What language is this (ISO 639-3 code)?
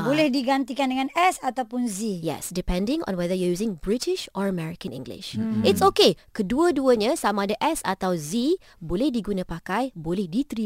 msa